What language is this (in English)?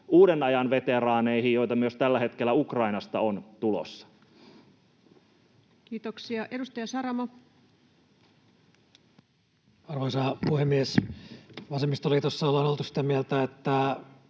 Finnish